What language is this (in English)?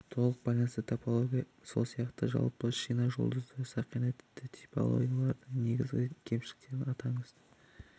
Kazakh